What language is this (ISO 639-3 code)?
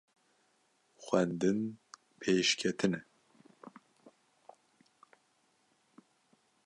kur